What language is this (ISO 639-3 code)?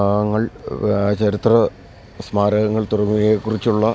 mal